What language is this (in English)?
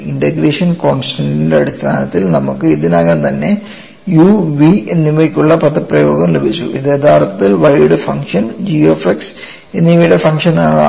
Malayalam